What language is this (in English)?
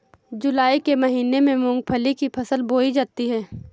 Hindi